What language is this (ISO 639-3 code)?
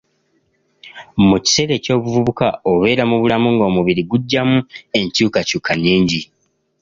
lug